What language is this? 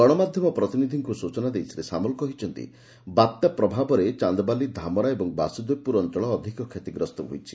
Odia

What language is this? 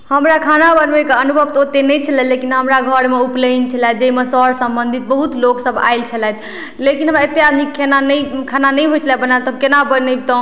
Maithili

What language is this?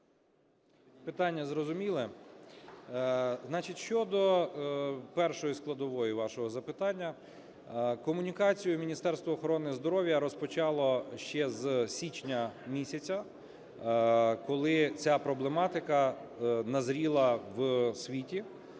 Ukrainian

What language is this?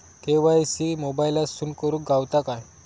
Marathi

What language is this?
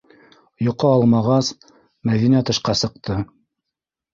Bashkir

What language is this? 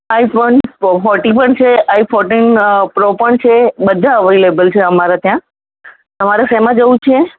Gujarati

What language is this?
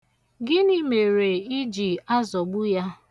Igbo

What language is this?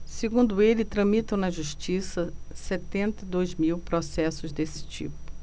Portuguese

